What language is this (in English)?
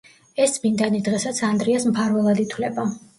Georgian